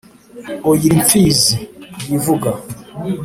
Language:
Kinyarwanda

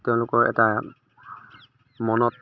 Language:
Assamese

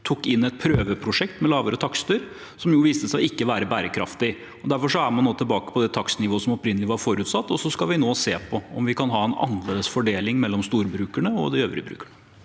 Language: Norwegian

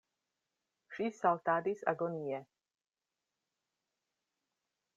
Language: Esperanto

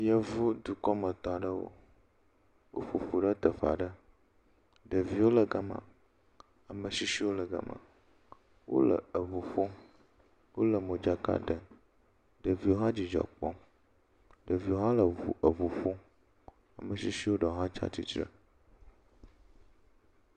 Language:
Ewe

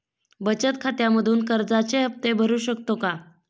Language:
Marathi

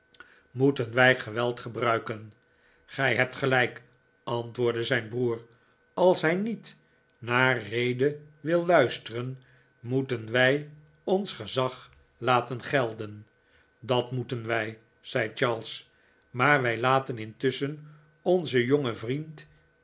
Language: Dutch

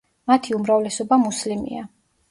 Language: Georgian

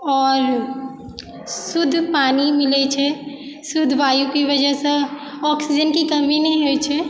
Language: Maithili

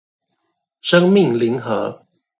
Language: Chinese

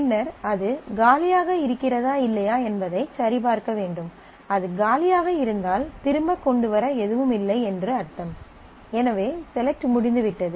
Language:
Tamil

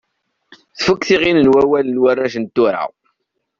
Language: Kabyle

